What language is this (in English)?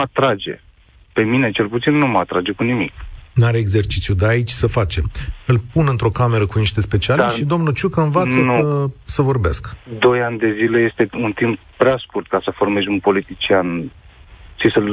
Romanian